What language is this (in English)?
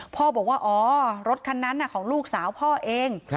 Thai